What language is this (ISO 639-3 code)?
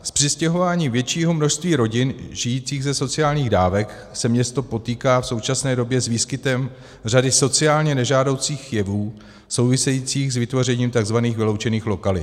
ces